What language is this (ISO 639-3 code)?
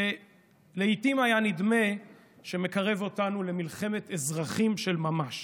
heb